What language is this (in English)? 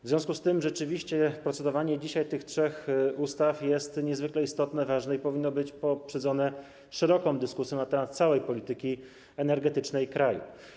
Polish